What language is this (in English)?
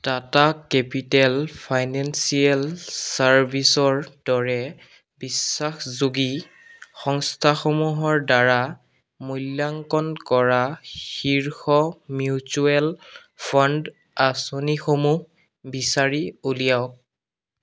Assamese